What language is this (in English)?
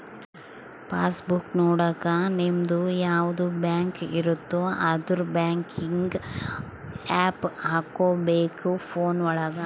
Kannada